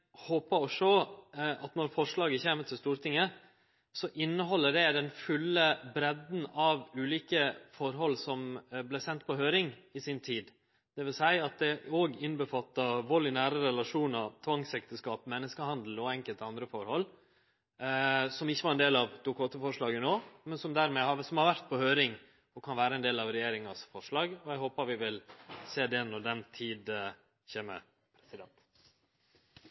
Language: Norwegian Nynorsk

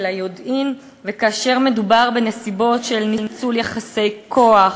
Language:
Hebrew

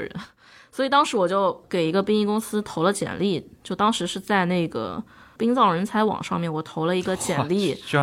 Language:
Chinese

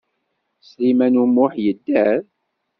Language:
Kabyle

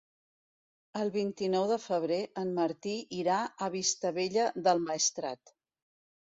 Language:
Catalan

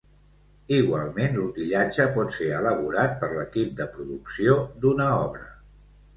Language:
Catalan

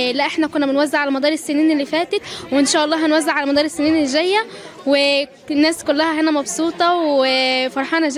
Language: Arabic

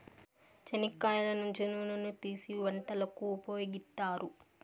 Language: Telugu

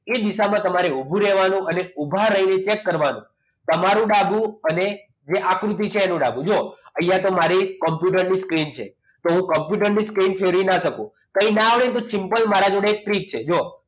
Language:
Gujarati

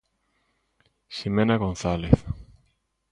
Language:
Galician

